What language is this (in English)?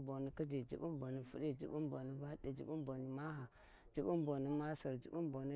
Warji